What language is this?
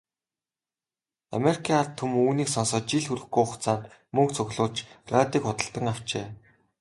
Mongolian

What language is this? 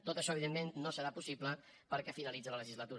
Catalan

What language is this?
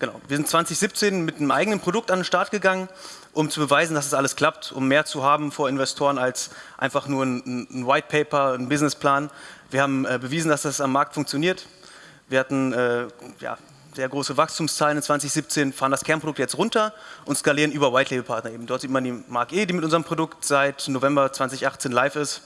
German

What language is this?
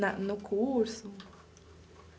Portuguese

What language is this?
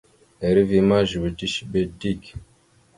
Mada (Cameroon)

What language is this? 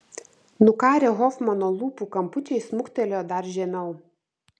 Lithuanian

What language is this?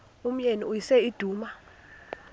Xhosa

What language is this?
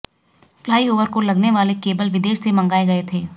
Hindi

